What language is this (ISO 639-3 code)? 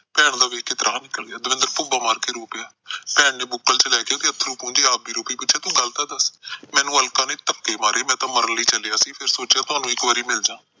pan